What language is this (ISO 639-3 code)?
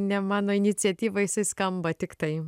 lit